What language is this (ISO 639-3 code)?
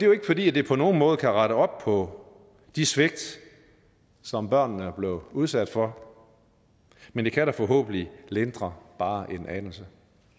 dan